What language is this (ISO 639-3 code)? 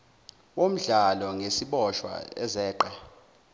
zul